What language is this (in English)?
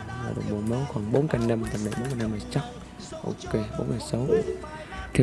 Vietnamese